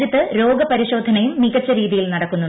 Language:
Malayalam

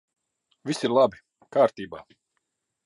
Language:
Latvian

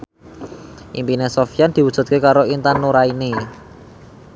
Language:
Javanese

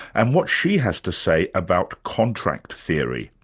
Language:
English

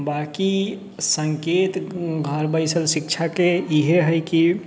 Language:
Maithili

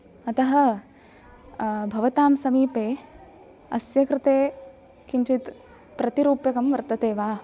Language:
Sanskrit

